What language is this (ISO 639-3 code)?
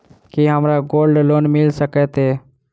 mai